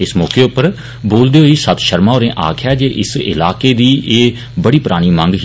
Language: Dogri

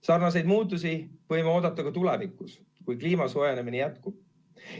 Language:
Estonian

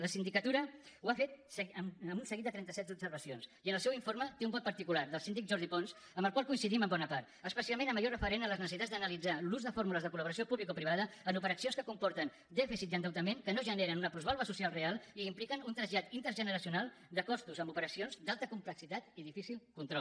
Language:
Catalan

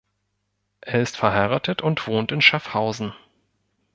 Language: German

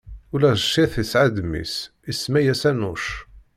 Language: Kabyle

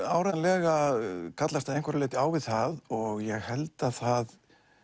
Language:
Icelandic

